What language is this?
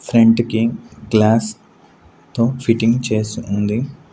Telugu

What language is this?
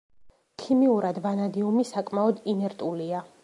Georgian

